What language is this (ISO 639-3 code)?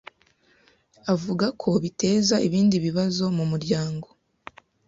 kin